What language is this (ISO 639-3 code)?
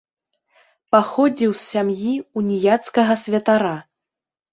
bel